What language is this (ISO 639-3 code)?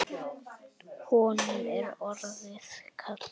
isl